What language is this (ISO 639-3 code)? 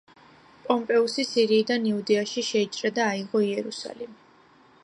kat